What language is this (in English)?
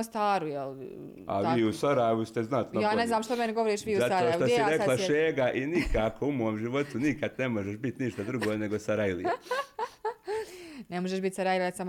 Croatian